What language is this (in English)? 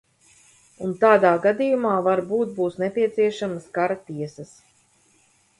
Latvian